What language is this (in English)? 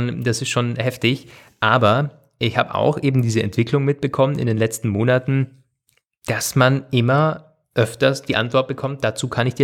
German